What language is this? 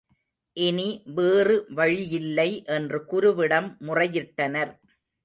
Tamil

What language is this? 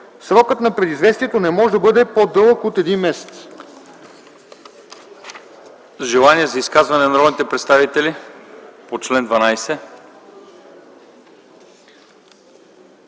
Bulgarian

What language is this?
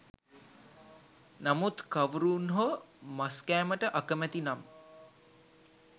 Sinhala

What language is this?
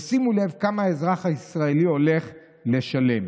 Hebrew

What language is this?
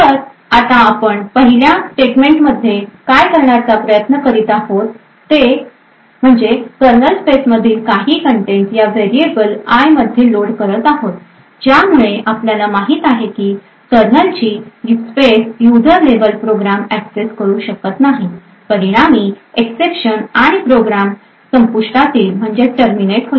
Marathi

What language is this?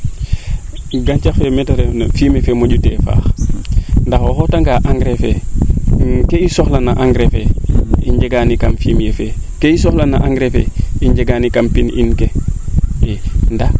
Serer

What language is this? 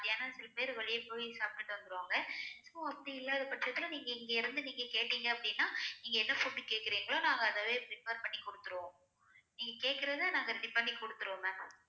Tamil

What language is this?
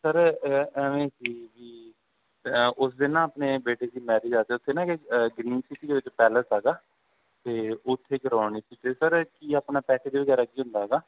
Punjabi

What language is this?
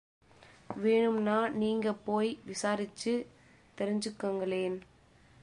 Tamil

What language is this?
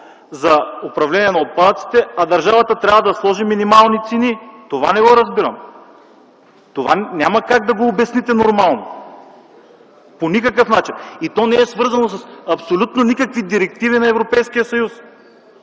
Bulgarian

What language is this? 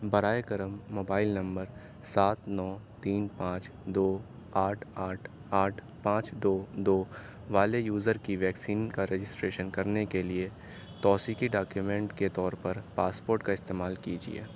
Urdu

